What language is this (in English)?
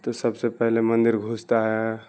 Urdu